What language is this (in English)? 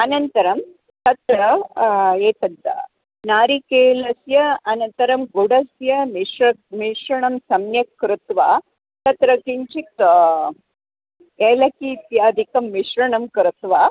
Sanskrit